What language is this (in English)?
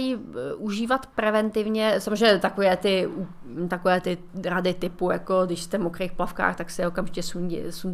Czech